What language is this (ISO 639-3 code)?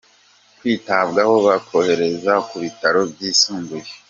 kin